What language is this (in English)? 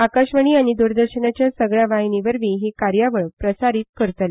Konkani